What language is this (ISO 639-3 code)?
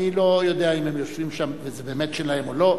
heb